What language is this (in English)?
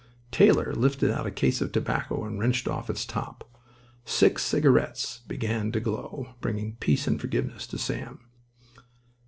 English